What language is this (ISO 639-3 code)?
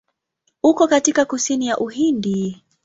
swa